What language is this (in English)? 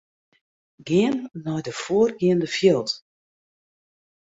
Western Frisian